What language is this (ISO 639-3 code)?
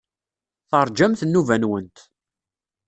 kab